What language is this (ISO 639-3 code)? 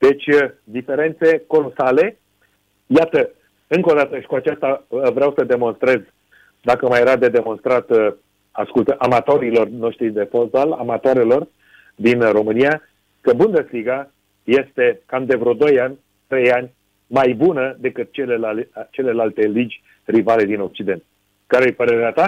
ron